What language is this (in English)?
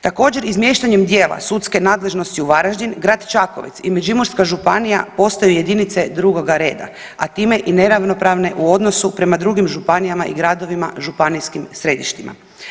Croatian